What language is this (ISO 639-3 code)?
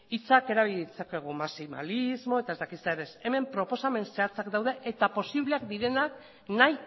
eus